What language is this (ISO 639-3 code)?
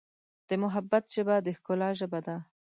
pus